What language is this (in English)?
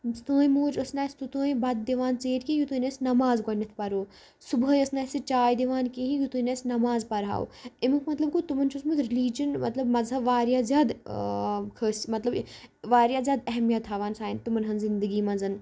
Kashmiri